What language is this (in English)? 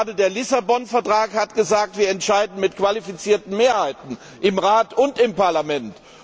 German